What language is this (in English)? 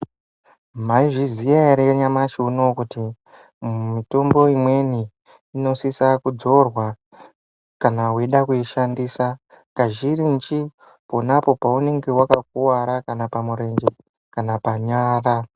Ndau